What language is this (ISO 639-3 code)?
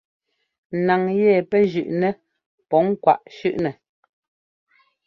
jgo